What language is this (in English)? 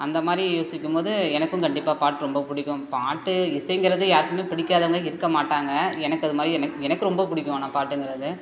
Tamil